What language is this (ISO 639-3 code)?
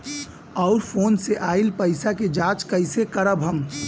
bho